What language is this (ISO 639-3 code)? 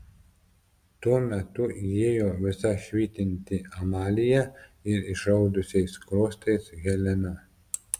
lit